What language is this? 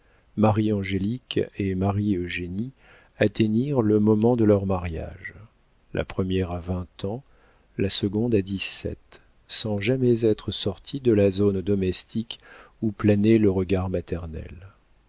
French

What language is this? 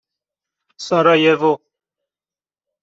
Persian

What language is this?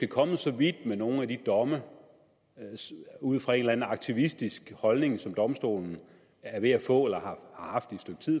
Danish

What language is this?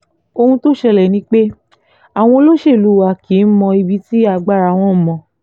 Yoruba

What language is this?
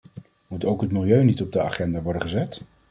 Dutch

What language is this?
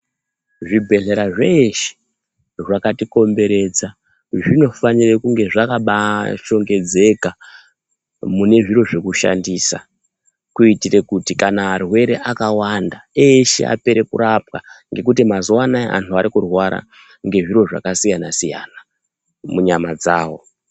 Ndau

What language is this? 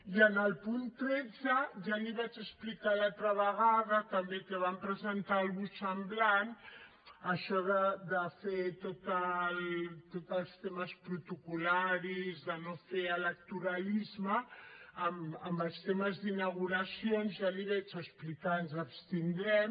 Catalan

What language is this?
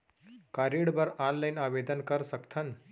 Chhattisgarhi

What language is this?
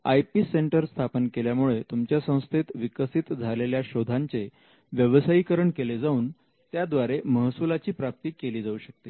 Marathi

